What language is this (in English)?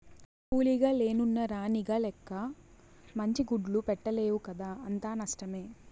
Telugu